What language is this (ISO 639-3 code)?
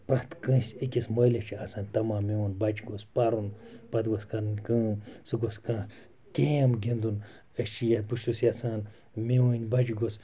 kas